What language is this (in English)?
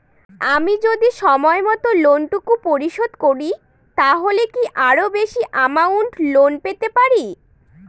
Bangla